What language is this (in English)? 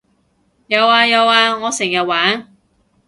Cantonese